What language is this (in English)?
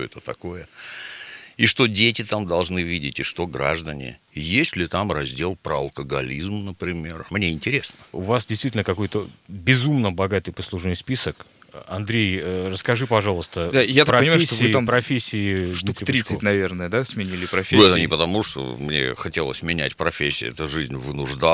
Russian